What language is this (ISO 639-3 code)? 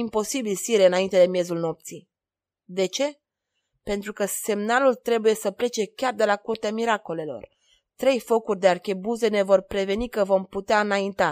ron